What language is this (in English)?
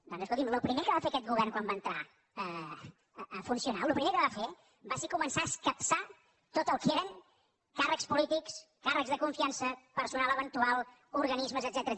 Catalan